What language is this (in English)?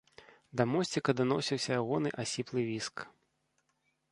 Belarusian